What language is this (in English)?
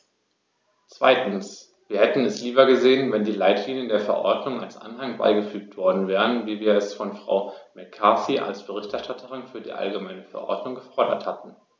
German